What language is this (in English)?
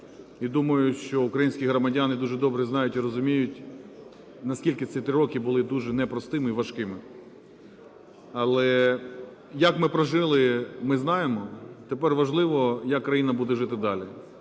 Ukrainian